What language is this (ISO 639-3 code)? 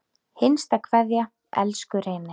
isl